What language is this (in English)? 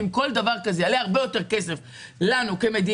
Hebrew